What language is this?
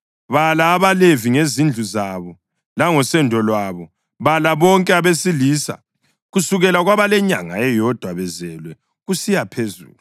North Ndebele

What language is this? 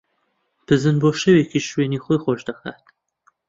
Central Kurdish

